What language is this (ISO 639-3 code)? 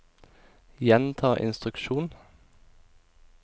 nor